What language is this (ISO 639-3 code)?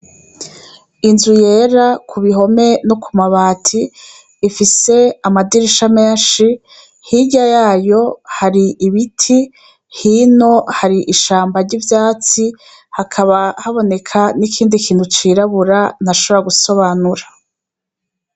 run